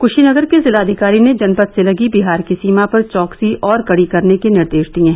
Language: Hindi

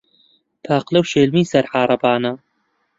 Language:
Central Kurdish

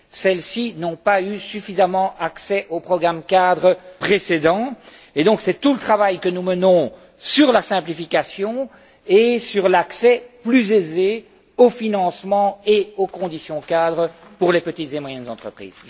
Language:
French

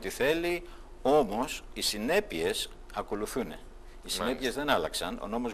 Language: Greek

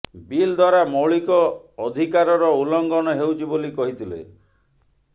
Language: Odia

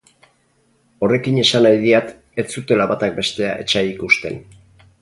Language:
Basque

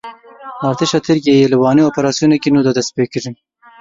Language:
Kurdish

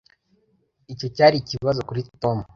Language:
Kinyarwanda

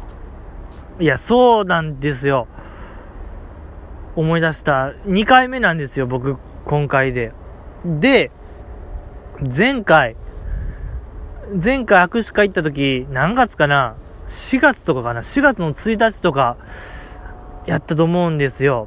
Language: Japanese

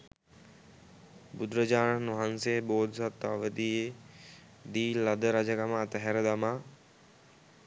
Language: Sinhala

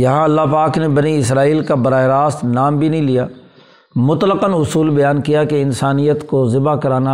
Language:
Urdu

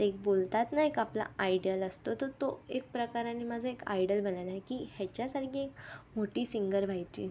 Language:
Marathi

